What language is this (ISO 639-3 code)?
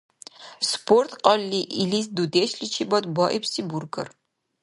dar